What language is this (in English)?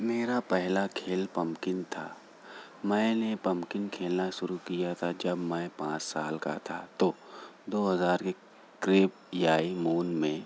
Urdu